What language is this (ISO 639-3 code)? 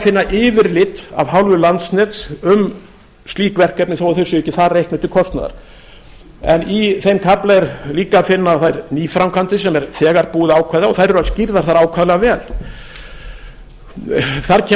isl